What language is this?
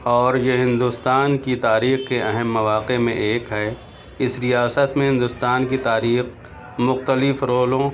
Urdu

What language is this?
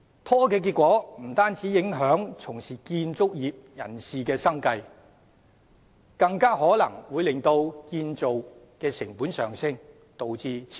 Cantonese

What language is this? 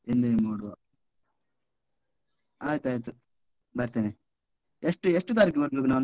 Kannada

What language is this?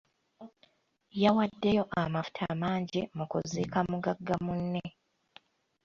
Ganda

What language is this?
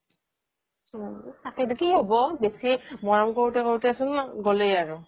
Assamese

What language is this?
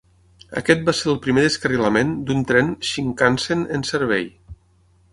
Catalan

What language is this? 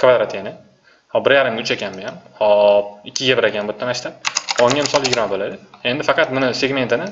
Turkish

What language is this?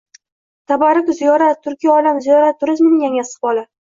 Uzbek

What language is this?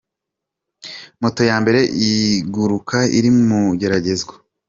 Kinyarwanda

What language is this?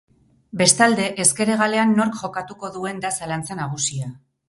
Basque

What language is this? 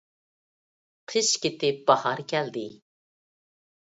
Uyghur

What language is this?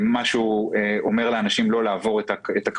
Hebrew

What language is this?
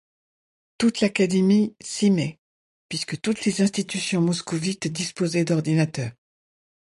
French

